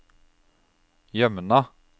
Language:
Norwegian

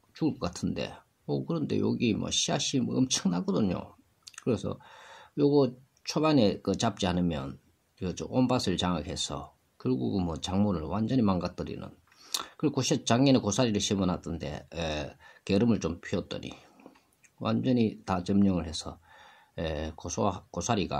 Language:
Korean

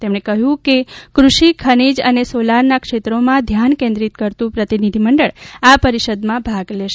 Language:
Gujarati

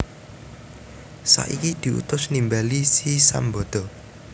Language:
Javanese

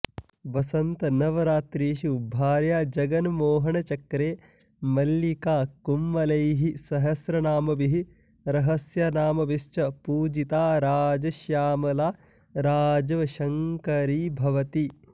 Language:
Sanskrit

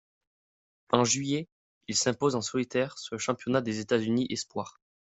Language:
French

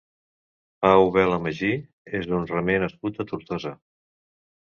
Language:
Catalan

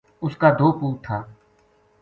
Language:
Gujari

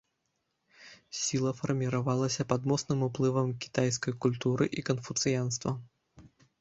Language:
Belarusian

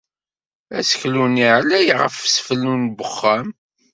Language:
Kabyle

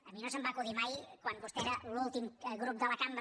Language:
Catalan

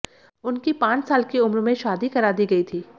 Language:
Hindi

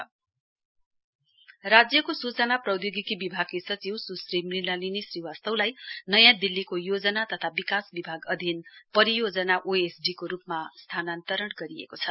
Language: Nepali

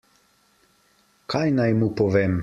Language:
Slovenian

